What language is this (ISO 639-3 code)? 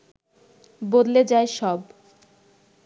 ben